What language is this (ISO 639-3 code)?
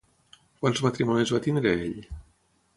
cat